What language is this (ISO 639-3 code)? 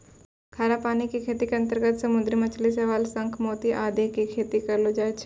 mai